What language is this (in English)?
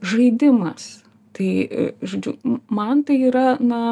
Lithuanian